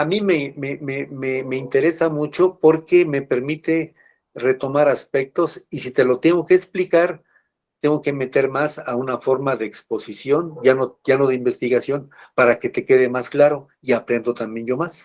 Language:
Spanish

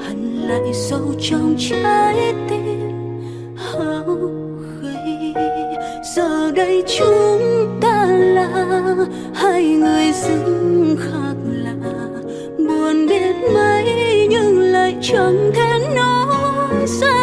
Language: Vietnamese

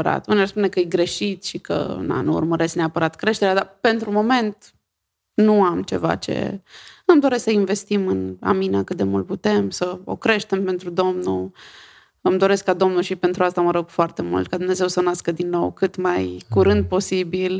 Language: Romanian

